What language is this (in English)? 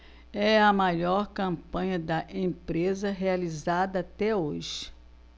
Portuguese